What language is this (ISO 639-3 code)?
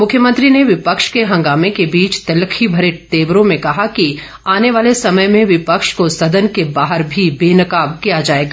hin